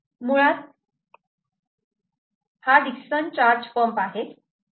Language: Marathi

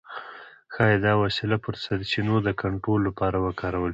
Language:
Pashto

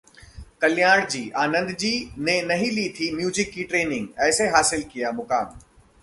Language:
Hindi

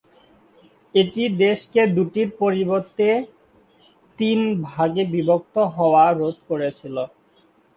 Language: Bangla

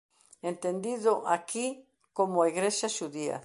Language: Galician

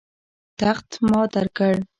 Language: Pashto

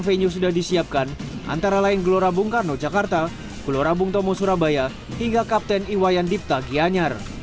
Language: Indonesian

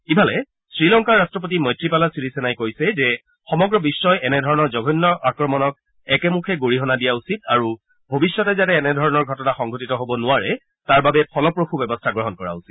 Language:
Assamese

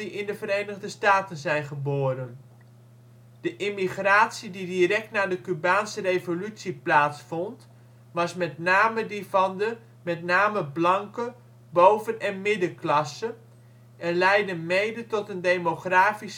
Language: Dutch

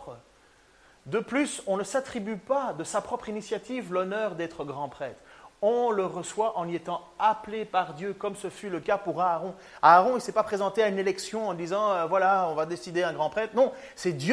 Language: French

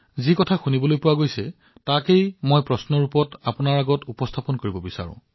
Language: Assamese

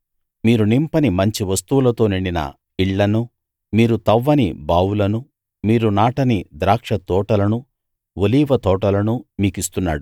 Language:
Telugu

